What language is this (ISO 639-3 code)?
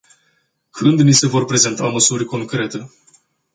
ron